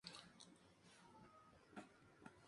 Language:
Spanish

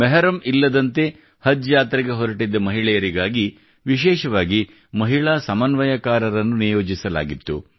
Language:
Kannada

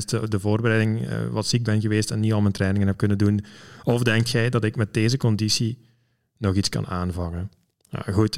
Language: Dutch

